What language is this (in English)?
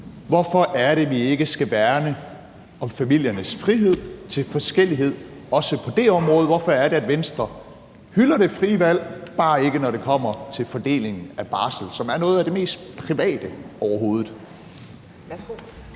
Danish